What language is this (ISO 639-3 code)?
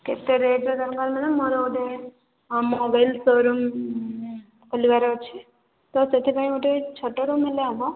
ori